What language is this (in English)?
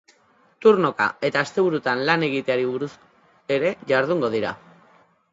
Basque